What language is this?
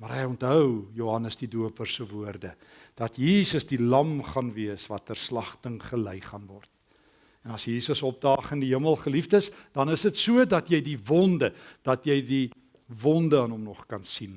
Dutch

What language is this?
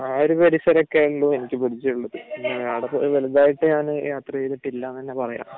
Malayalam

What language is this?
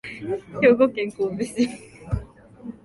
Japanese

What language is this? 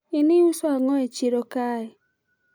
Luo (Kenya and Tanzania)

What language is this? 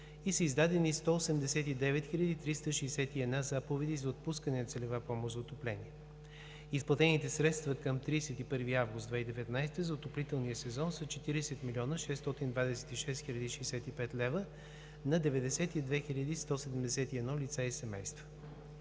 Bulgarian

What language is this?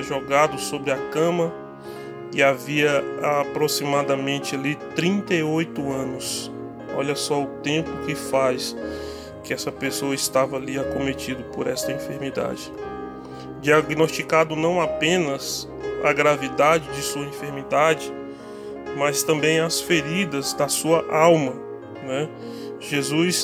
Portuguese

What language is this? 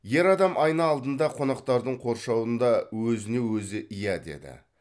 Kazakh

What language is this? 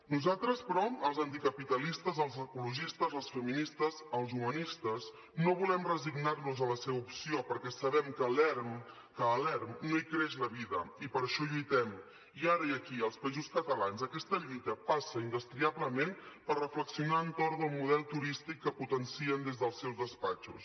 Catalan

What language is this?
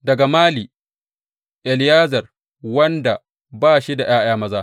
Hausa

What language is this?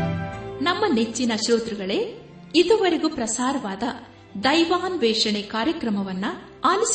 Kannada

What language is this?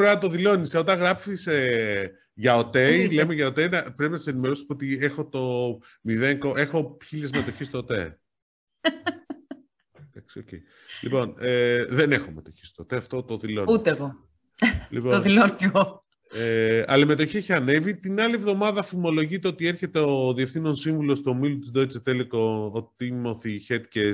Greek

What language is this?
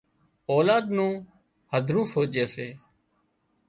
Wadiyara Koli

